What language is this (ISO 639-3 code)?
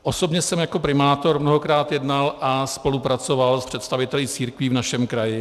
ces